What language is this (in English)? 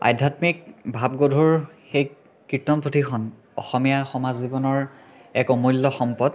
Assamese